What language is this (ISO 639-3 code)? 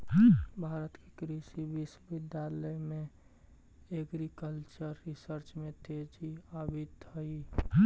mag